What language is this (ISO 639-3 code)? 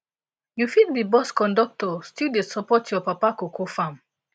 pcm